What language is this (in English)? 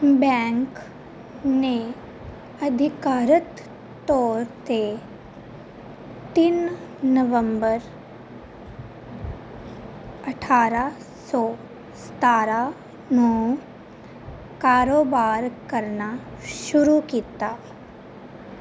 Punjabi